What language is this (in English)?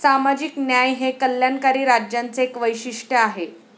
Marathi